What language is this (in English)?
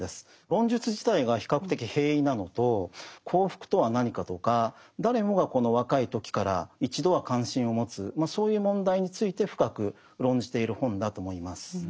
Japanese